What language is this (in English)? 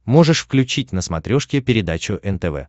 Russian